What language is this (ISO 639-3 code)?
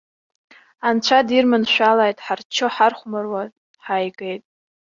abk